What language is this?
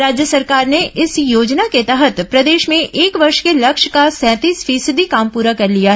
Hindi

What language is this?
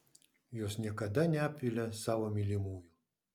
Lithuanian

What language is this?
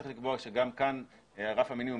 Hebrew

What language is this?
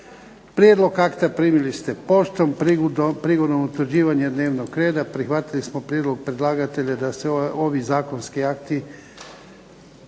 Croatian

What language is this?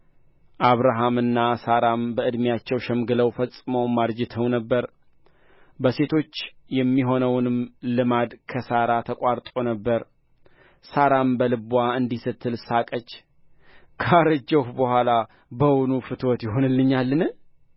Amharic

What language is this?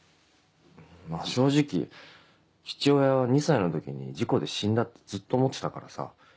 Japanese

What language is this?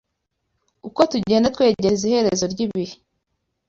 Kinyarwanda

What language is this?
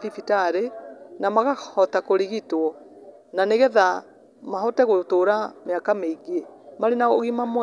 Kikuyu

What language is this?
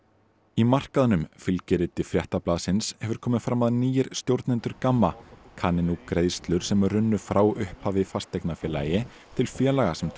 Icelandic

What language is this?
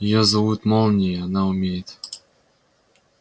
Russian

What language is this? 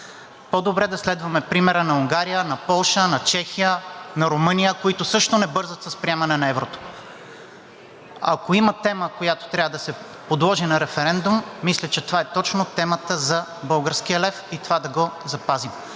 Bulgarian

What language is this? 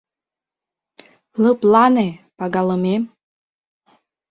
Mari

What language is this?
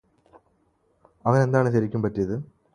Malayalam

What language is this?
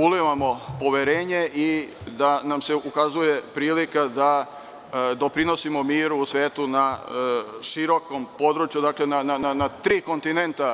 Serbian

